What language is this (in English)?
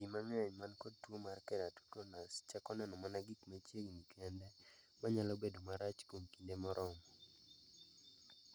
Luo (Kenya and Tanzania)